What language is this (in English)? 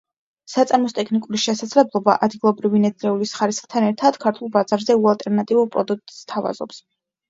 Georgian